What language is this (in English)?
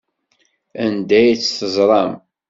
Kabyle